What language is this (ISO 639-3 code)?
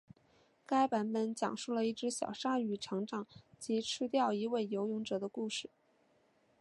zho